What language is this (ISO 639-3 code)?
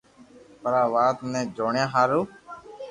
lrk